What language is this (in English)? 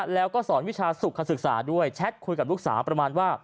Thai